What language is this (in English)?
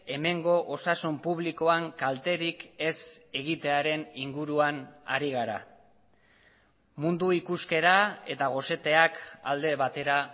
Basque